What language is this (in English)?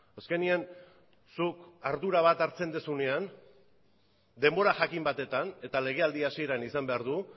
Basque